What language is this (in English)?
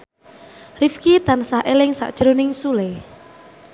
Javanese